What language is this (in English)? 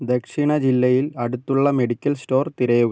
Malayalam